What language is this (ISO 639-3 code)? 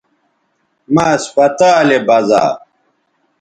btv